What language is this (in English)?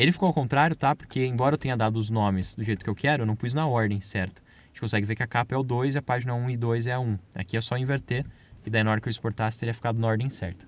Portuguese